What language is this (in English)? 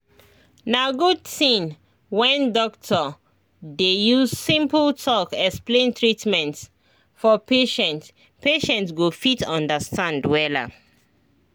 Nigerian Pidgin